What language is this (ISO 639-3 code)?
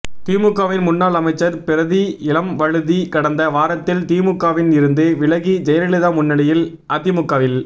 tam